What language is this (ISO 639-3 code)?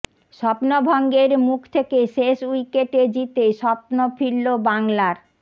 ben